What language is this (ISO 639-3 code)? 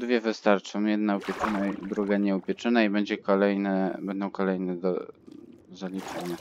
pol